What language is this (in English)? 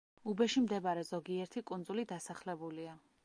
Georgian